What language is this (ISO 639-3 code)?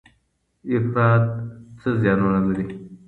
pus